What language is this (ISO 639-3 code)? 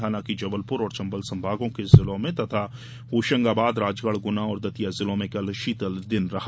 hin